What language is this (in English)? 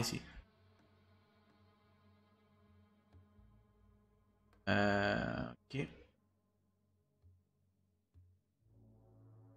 French